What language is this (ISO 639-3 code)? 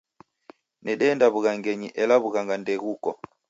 dav